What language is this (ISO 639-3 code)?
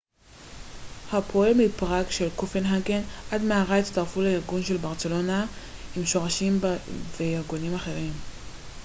heb